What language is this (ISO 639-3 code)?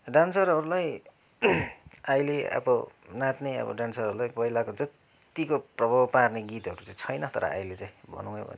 nep